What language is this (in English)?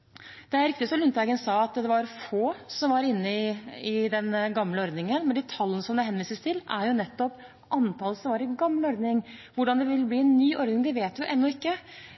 Norwegian Bokmål